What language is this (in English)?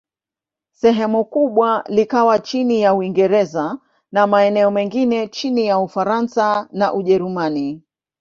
Swahili